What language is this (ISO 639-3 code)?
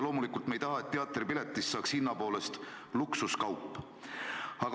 est